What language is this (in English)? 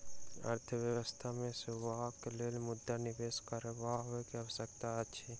Maithili